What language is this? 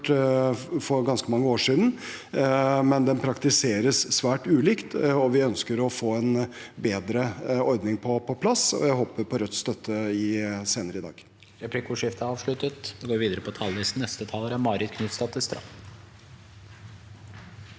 Norwegian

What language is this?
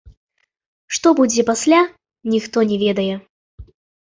Belarusian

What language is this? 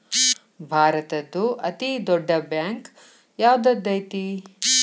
Kannada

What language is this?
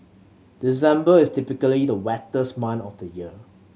English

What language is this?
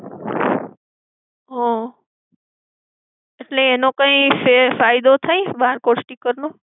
Gujarati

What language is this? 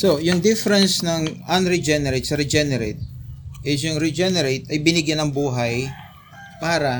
Filipino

